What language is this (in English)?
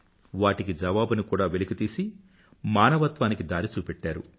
Telugu